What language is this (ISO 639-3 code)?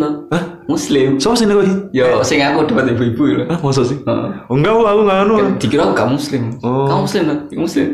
ind